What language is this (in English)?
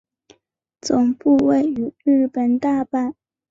Chinese